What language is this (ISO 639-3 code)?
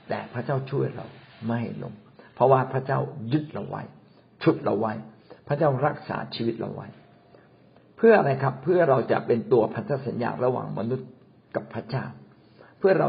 tha